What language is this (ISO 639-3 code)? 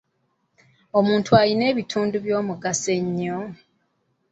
lug